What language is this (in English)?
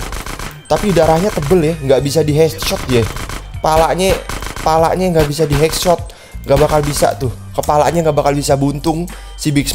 Indonesian